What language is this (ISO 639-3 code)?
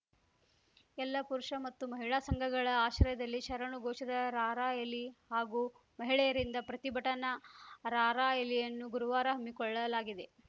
kan